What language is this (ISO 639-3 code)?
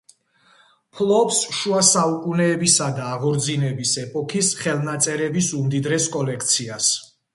kat